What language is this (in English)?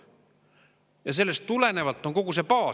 Estonian